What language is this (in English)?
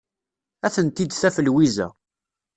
Kabyle